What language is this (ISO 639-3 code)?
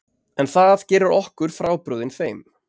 isl